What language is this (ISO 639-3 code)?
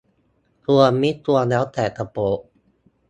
tha